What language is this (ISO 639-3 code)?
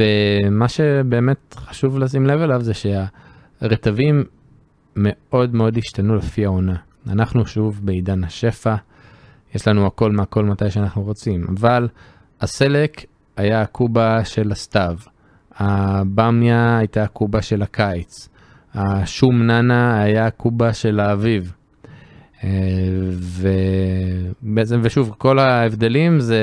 heb